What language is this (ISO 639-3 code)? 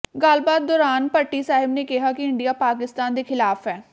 pan